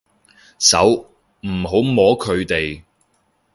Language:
Cantonese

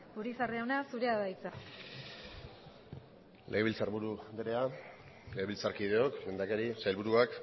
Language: Basque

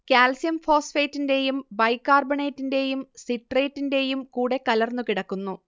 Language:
Malayalam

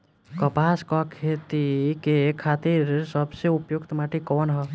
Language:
Bhojpuri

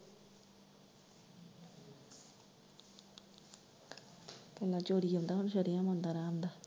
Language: Punjabi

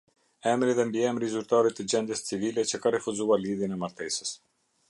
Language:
Albanian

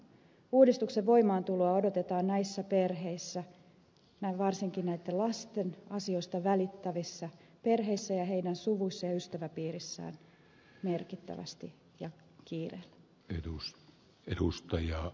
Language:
Finnish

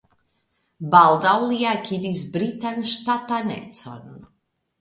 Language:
Esperanto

